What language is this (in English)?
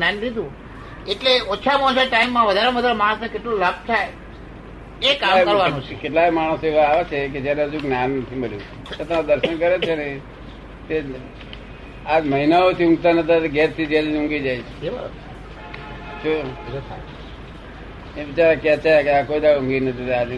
Gujarati